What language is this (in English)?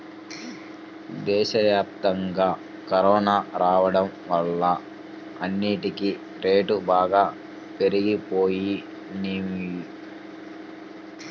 Telugu